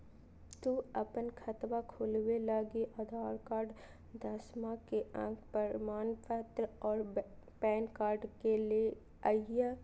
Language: Magahi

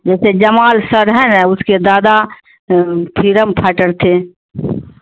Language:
Urdu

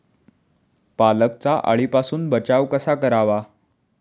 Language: Marathi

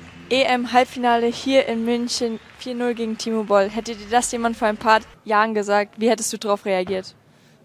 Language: German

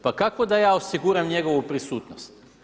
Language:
Croatian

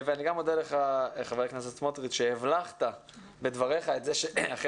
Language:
Hebrew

